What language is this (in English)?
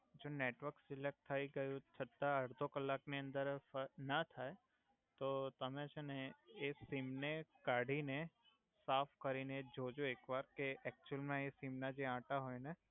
Gujarati